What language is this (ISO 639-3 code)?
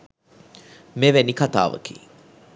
sin